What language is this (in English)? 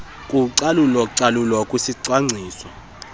Xhosa